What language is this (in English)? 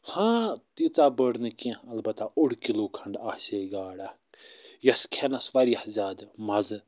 Kashmiri